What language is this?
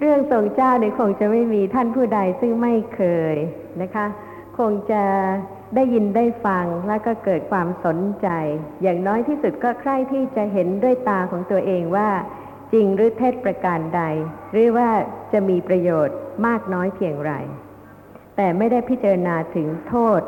Thai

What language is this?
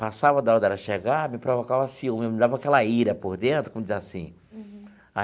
Portuguese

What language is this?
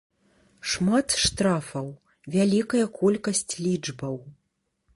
Belarusian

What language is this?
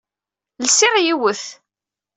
Kabyle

